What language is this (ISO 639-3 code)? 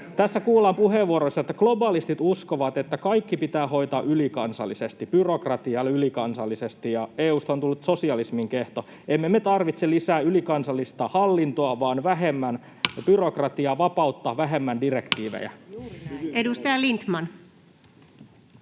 fin